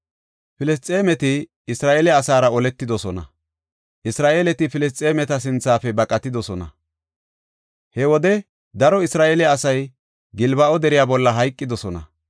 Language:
Gofa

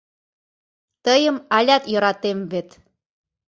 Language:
Mari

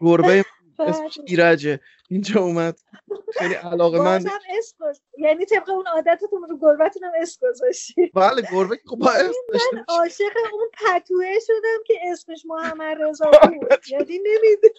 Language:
Persian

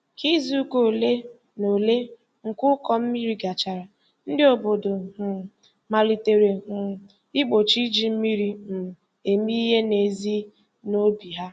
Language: Igbo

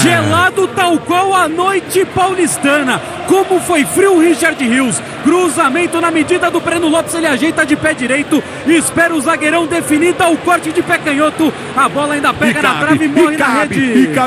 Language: Portuguese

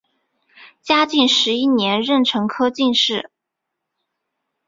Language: Chinese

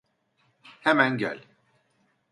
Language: Turkish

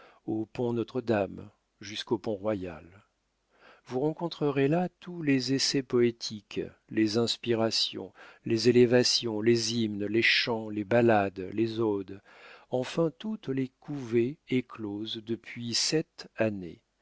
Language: French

